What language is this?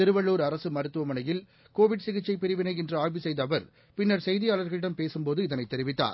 Tamil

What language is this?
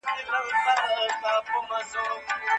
Pashto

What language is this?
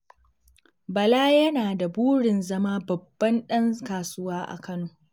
Hausa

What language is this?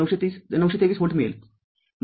Marathi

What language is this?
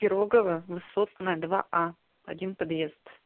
Russian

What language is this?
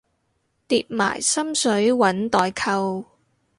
Cantonese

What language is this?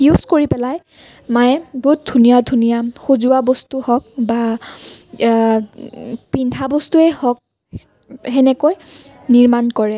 Assamese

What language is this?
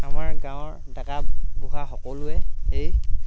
Assamese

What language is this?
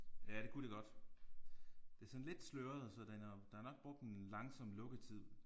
Danish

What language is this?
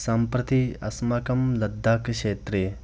Sanskrit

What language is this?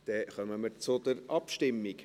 Swiss German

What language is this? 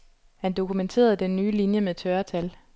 Danish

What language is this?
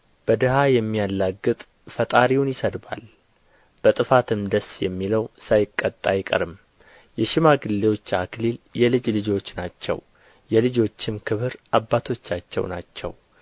Amharic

